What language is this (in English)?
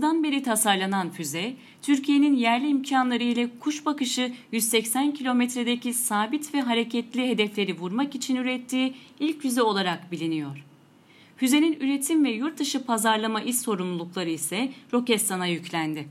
Turkish